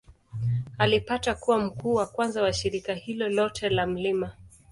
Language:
Swahili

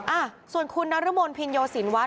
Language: Thai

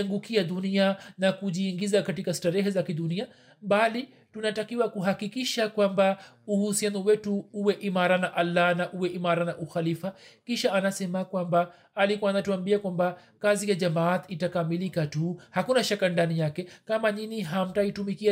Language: Swahili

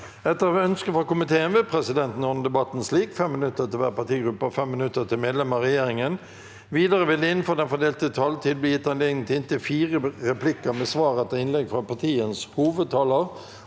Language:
Norwegian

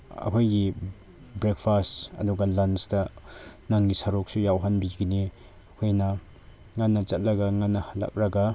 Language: Manipuri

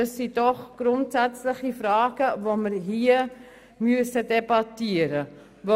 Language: Swiss German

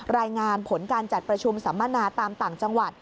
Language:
Thai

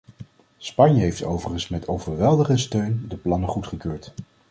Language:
Dutch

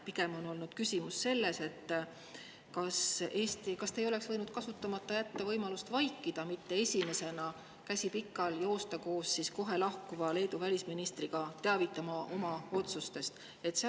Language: Estonian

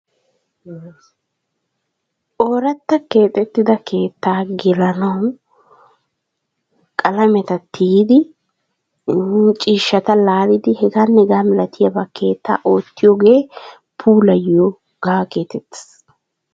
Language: Wolaytta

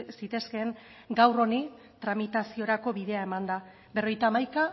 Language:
Basque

